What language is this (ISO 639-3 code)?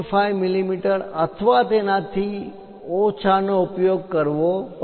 guj